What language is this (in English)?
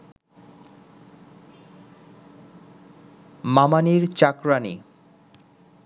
Bangla